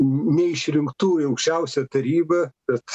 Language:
Lithuanian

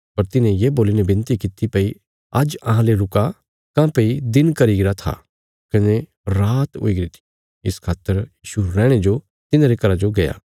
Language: Bilaspuri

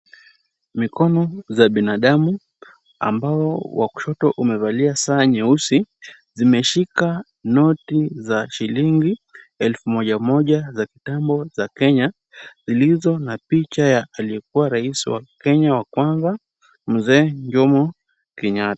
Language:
Swahili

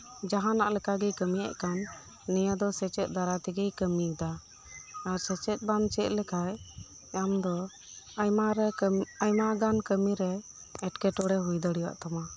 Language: Santali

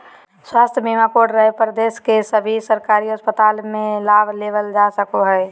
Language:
Magahi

